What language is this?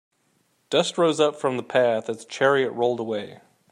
English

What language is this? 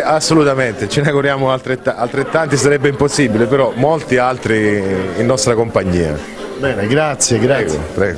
Italian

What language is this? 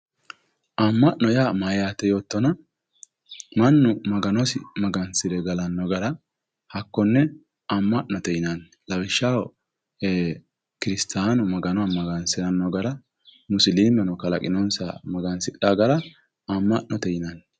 Sidamo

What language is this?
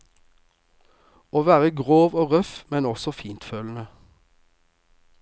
Norwegian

